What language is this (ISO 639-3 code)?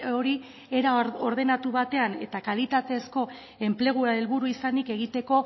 eus